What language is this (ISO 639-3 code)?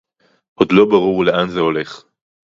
heb